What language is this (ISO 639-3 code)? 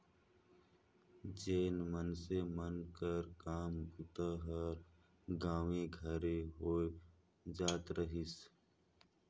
hne